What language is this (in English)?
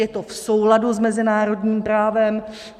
Czech